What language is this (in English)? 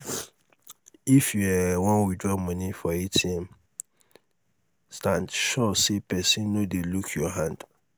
Nigerian Pidgin